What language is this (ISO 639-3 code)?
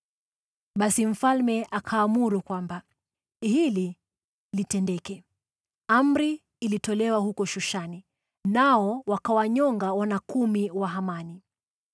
swa